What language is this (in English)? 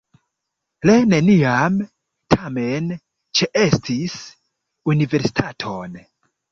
Esperanto